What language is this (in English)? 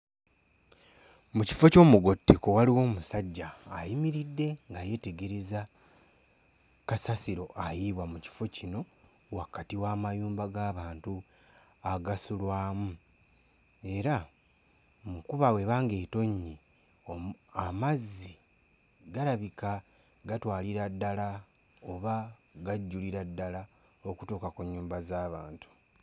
Ganda